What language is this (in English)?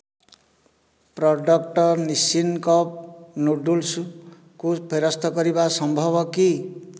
Odia